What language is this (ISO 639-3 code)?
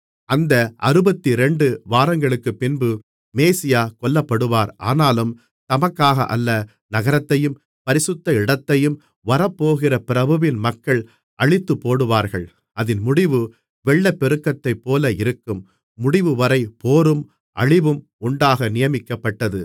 tam